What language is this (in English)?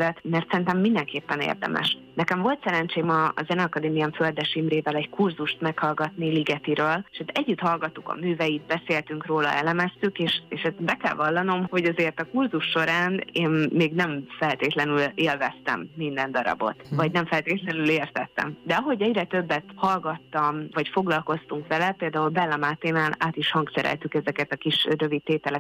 Hungarian